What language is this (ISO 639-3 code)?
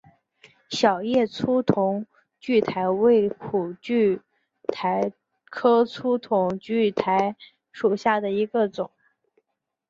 zho